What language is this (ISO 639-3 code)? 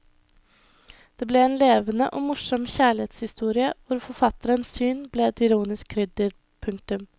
nor